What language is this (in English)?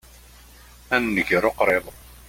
Kabyle